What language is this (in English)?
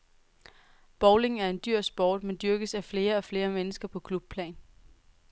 Danish